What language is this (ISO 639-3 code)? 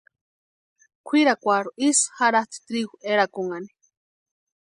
pua